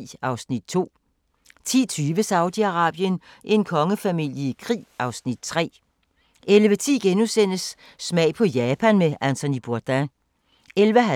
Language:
Danish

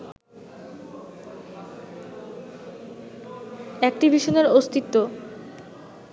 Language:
Bangla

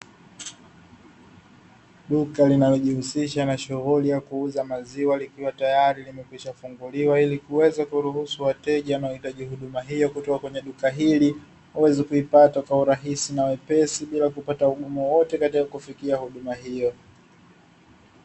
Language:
Swahili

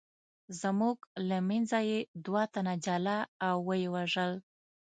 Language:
Pashto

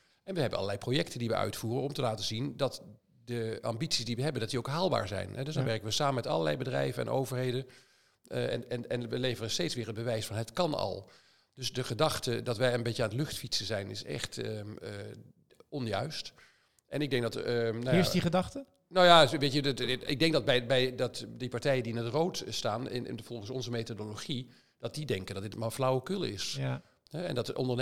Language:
Dutch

